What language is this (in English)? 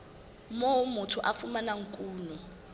Southern Sotho